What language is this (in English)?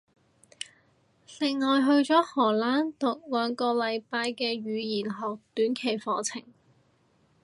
Cantonese